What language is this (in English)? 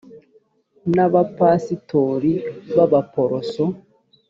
Kinyarwanda